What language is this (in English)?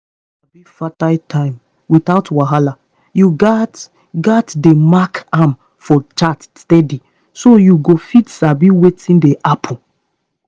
Nigerian Pidgin